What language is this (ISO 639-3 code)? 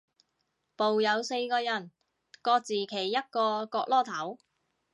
yue